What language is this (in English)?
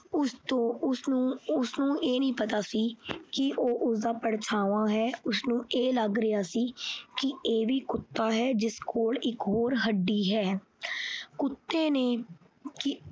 Punjabi